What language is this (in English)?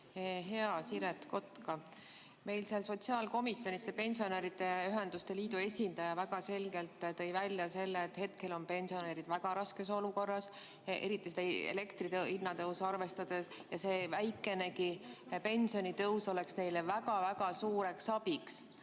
Estonian